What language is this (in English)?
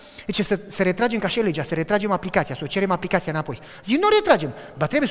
Romanian